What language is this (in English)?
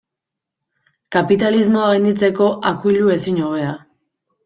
Basque